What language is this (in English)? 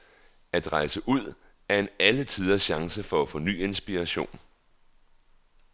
Danish